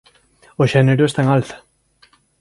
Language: Galician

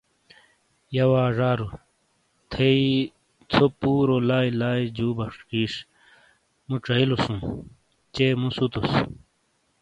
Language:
Shina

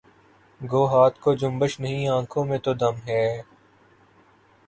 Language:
Urdu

